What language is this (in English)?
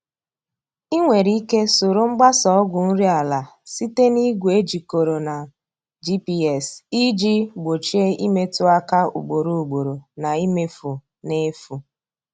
Igbo